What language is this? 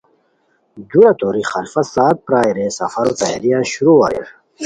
Khowar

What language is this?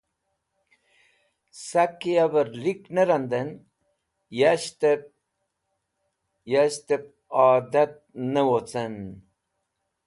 Wakhi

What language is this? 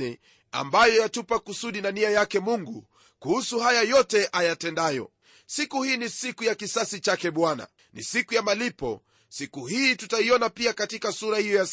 Swahili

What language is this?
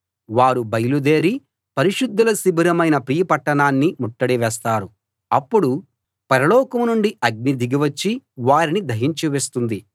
Telugu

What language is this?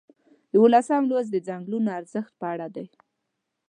Pashto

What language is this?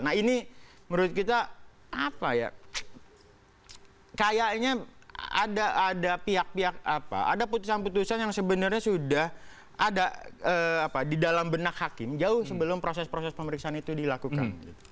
Indonesian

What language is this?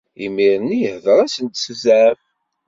Kabyle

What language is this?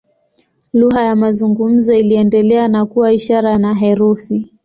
Swahili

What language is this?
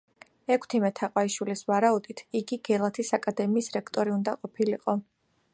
Georgian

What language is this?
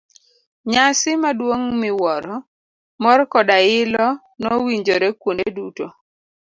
Luo (Kenya and Tanzania)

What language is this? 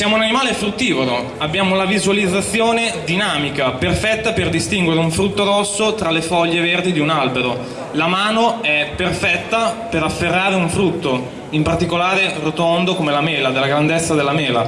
Italian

